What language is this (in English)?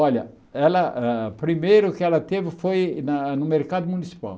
Portuguese